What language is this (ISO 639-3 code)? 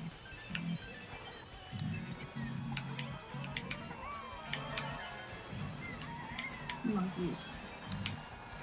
jpn